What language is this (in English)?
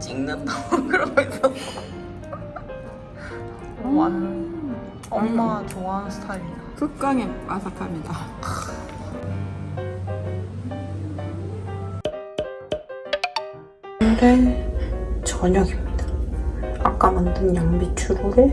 Korean